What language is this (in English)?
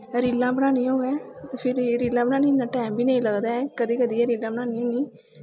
Dogri